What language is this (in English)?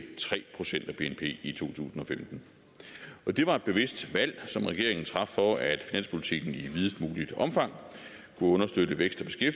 Danish